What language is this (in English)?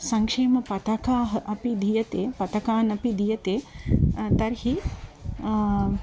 Sanskrit